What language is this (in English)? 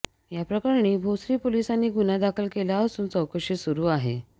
Marathi